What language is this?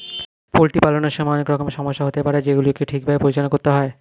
Bangla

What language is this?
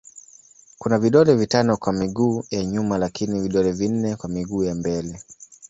Swahili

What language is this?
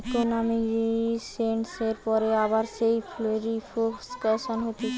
Bangla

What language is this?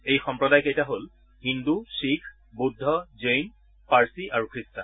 Assamese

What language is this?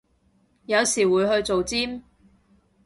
Cantonese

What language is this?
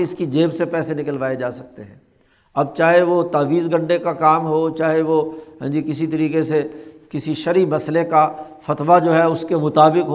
Urdu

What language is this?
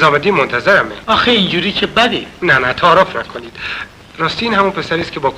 Persian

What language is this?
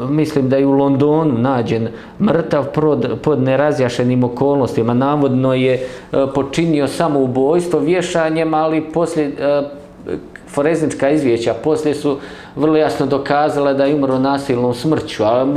Croatian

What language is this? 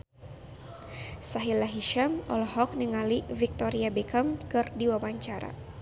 Sundanese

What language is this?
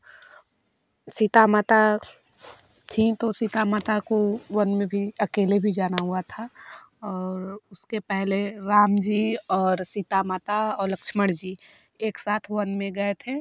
Hindi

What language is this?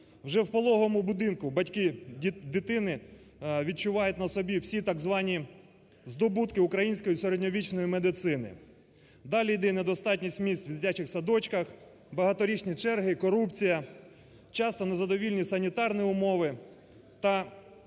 Ukrainian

